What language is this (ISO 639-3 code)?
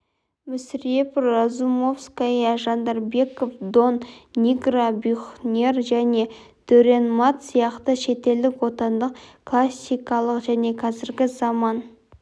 kaz